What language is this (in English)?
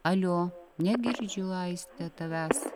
Lithuanian